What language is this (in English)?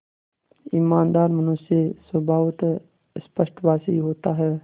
Hindi